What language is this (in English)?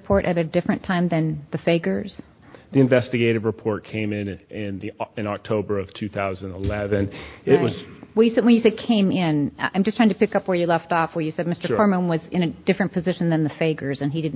English